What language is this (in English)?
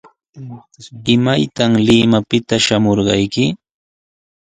Sihuas Ancash Quechua